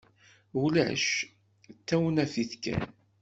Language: Kabyle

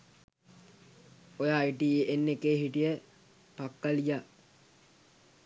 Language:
Sinhala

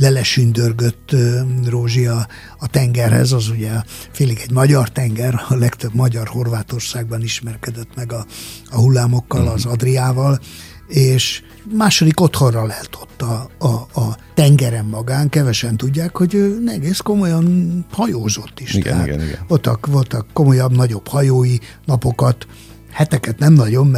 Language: Hungarian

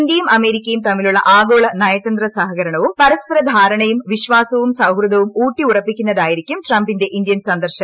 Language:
Malayalam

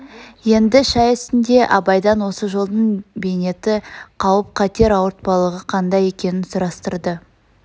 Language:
Kazakh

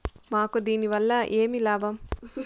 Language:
Telugu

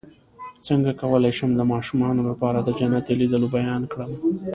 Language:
Pashto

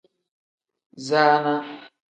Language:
Tem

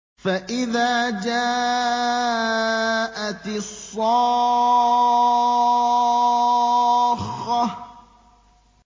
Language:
Arabic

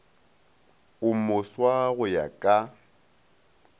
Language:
Northern Sotho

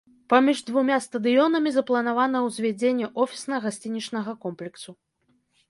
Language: Belarusian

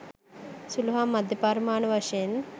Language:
Sinhala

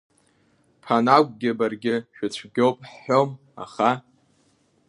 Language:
Abkhazian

